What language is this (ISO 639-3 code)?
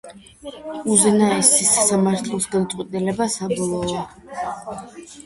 kat